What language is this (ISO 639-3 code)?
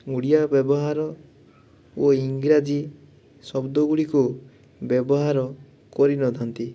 ori